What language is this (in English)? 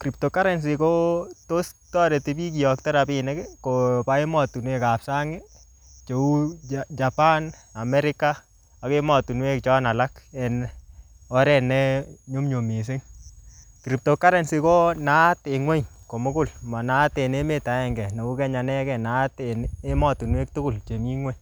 Kalenjin